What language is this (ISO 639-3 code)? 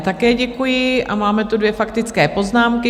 ces